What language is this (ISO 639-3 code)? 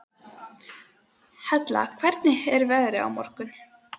isl